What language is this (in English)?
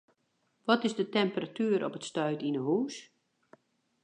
Western Frisian